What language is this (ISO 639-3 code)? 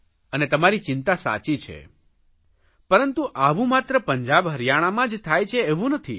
guj